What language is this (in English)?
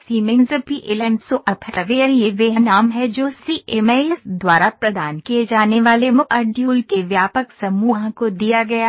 Hindi